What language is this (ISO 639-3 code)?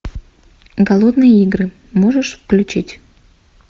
rus